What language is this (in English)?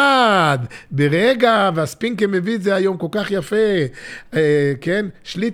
Hebrew